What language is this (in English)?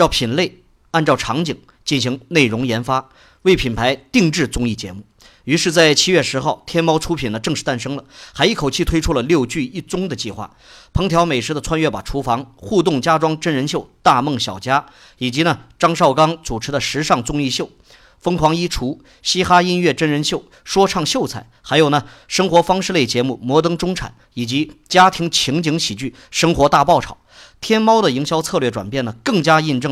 Chinese